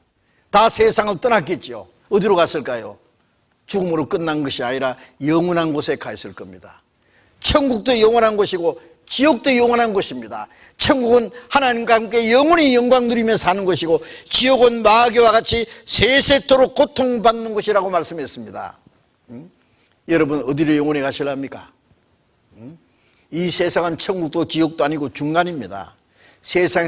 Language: Korean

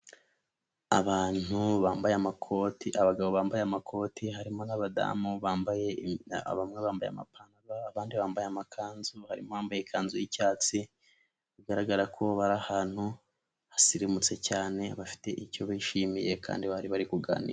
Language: Kinyarwanda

